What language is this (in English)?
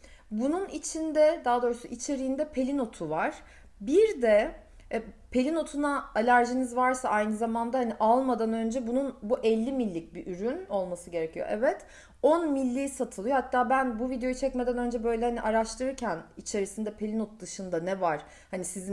Turkish